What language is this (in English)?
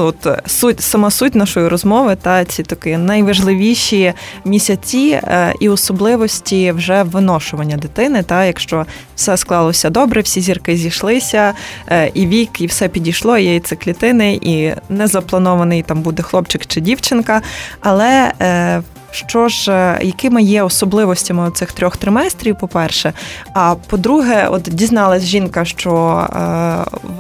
Ukrainian